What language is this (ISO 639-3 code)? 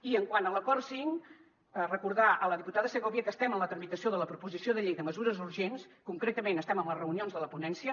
cat